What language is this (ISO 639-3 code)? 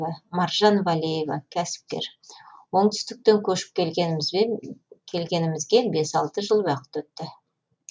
kaz